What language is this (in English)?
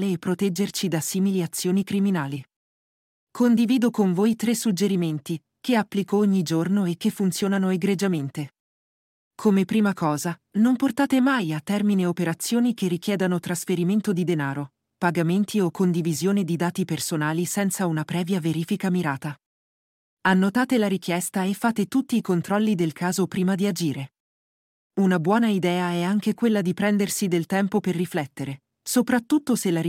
Italian